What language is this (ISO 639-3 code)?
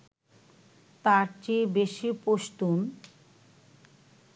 ben